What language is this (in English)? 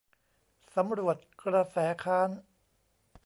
Thai